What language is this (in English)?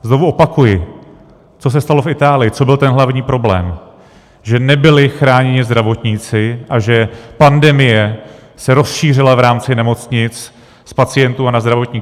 Czech